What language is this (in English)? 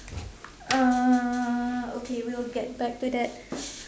English